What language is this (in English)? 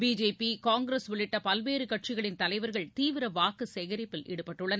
Tamil